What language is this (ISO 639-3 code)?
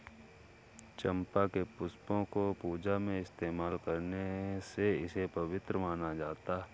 hin